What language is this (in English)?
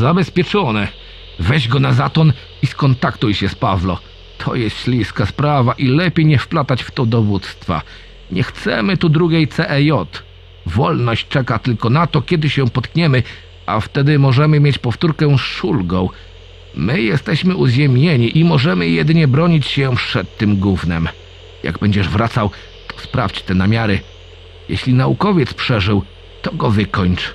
Polish